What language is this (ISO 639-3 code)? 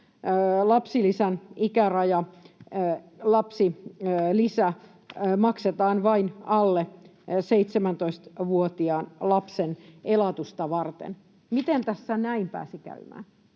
fin